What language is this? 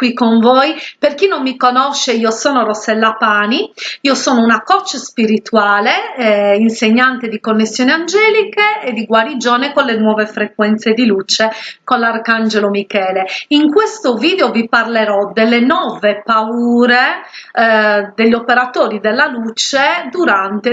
Italian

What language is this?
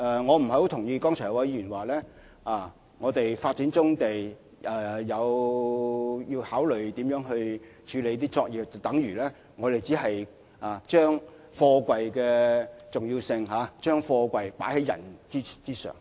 Cantonese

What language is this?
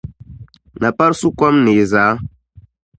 Dagbani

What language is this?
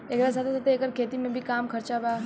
Bhojpuri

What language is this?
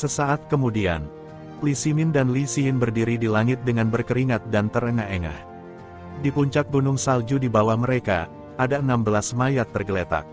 Indonesian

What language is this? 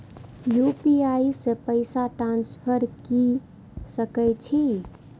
Maithili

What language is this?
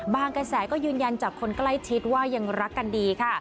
Thai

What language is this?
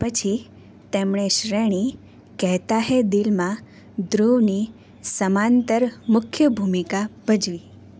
Gujarati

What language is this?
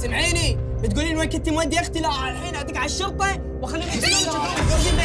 Arabic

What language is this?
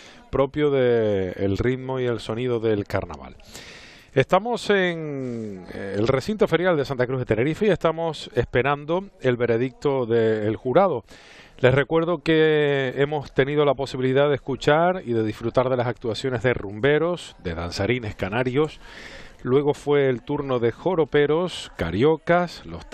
Spanish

